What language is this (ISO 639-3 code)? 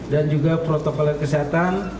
ind